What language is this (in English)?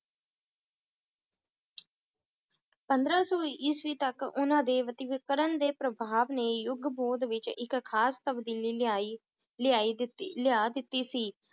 Punjabi